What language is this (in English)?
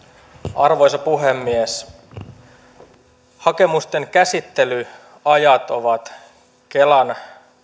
Finnish